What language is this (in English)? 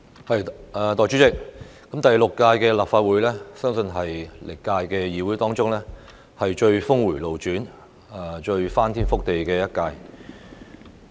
Cantonese